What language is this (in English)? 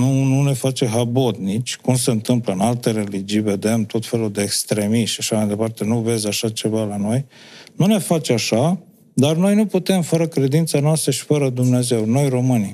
Romanian